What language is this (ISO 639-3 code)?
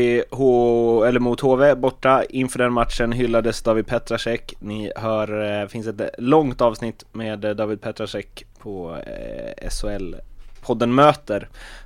swe